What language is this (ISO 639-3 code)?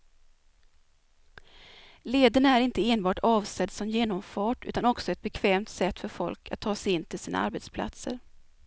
swe